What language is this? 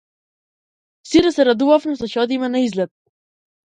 Macedonian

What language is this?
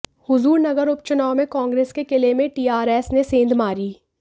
Hindi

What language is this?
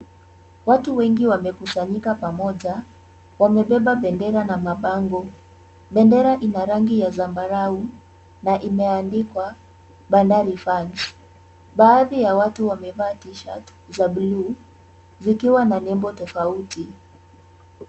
Swahili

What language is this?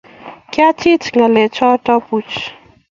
Kalenjin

